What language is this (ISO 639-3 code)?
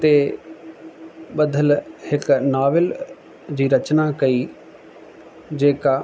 snd